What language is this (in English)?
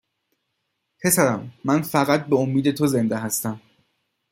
Persian